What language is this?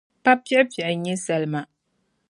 Dagbani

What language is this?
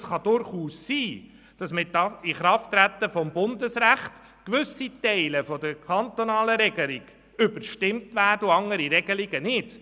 Swiss German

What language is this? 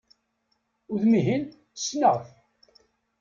Kabyle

